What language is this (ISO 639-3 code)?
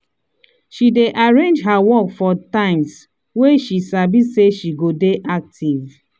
pcm